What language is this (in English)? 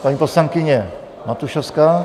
Czech